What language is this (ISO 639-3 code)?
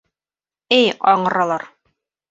bak